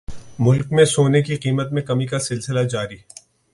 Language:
Urdu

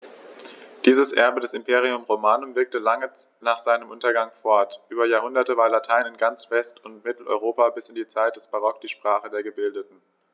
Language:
German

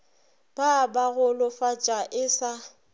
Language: Northern Sotho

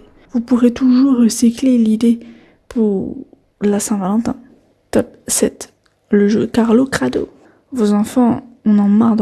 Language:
French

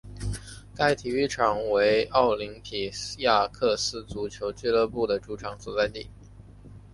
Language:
Chinese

